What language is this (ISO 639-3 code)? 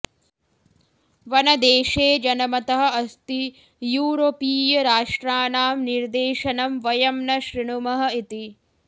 san